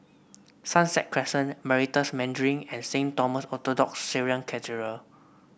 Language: English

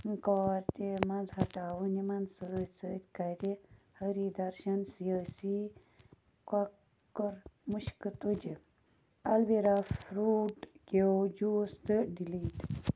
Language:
Kashmiri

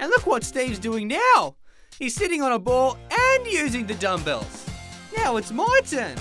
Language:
English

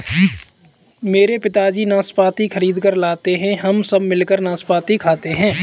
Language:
Hindi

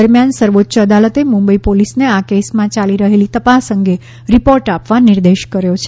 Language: Gujarati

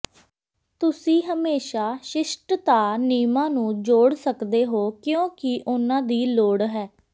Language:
Punjabi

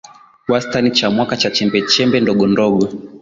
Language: Swahili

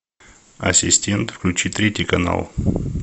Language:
Russian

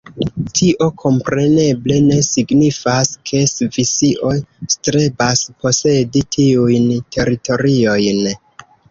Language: Esperanto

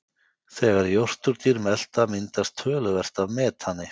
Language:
Icelandic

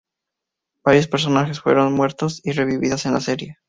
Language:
Spanish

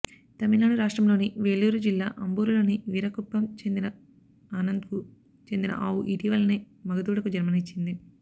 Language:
Telugu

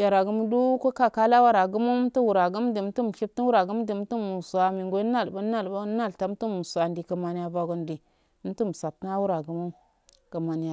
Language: Afade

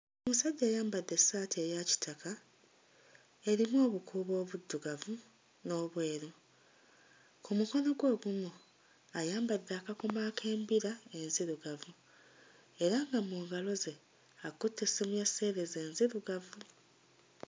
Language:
Ganda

